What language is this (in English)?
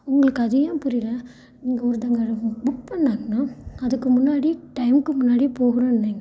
Tamil